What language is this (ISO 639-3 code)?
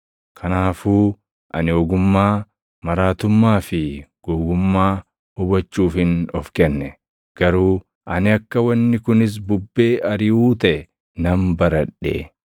orm